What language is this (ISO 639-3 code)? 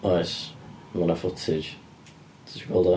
cym